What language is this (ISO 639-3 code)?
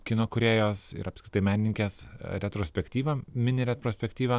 lit